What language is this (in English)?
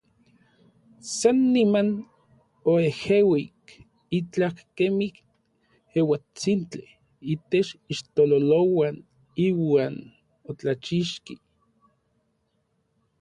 Orizaba Nahuatl